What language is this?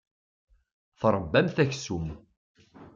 Kabyle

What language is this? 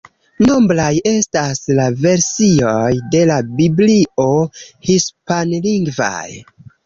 Esperanto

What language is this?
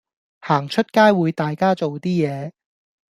Cantonese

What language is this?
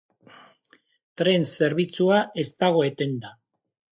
Basque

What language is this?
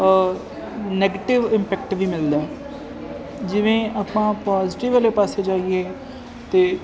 Punjabi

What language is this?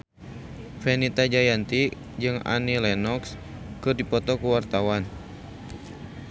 Sundanese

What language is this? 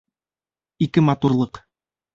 Bashkir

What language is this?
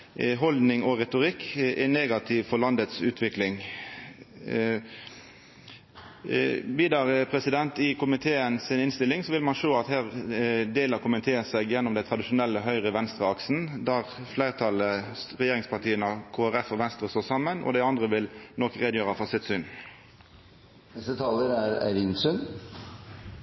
Norwegian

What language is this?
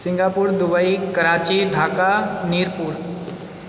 Maithili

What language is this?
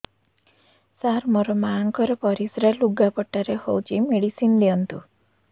Odia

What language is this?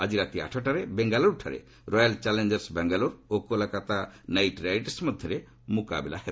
Odia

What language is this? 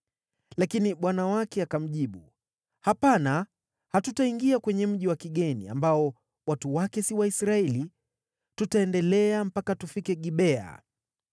Swahili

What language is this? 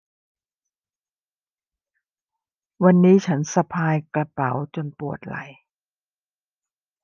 Thai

